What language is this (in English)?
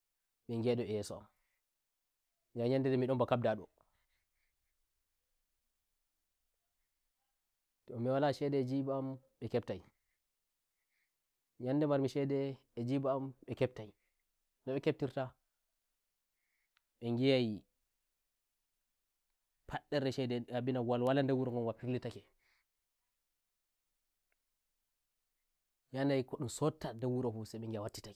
Nigerian Fulfulde